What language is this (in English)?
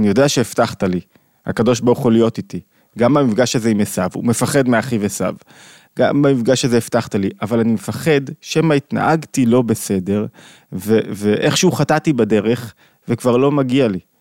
Hebrew